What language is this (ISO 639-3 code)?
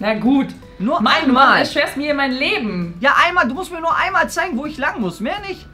deu